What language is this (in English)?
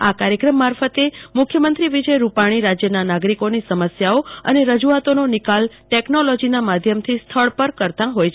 Gujarati